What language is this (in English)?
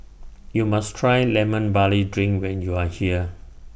English